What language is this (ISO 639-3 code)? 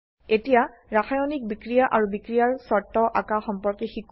asm